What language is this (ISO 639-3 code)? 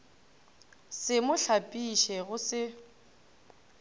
nso